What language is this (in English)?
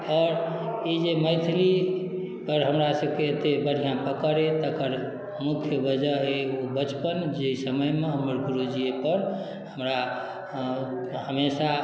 Maithili